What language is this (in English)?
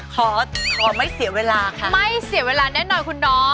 Thai